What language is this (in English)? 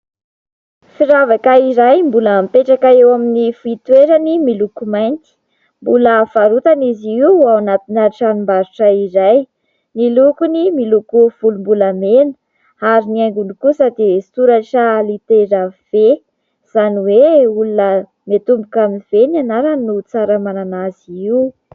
Malagasy